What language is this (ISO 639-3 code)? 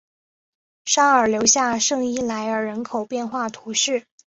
zho